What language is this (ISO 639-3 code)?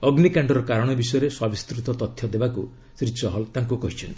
ori